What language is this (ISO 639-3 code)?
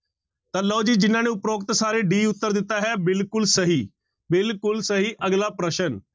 pan